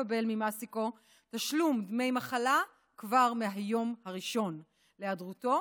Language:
Hebrew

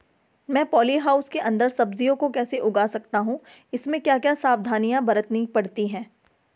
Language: Hindi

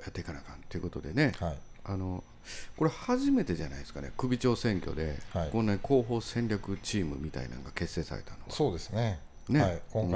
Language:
Japanese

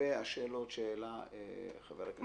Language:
Hebrew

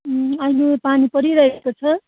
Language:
Nepali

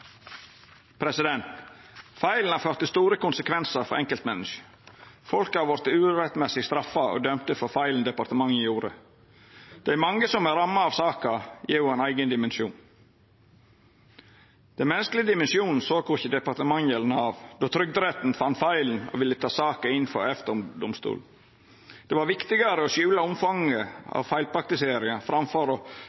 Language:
Norwegian Nynorsk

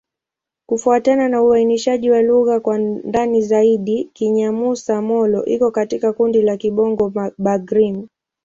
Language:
Swahili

